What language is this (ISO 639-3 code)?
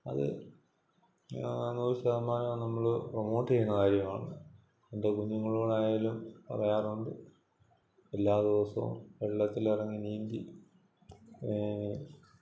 mal